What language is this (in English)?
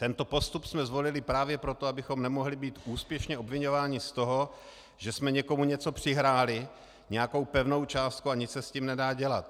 Czech